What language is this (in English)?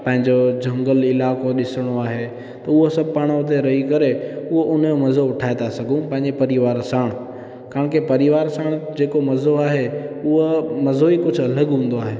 Sindhi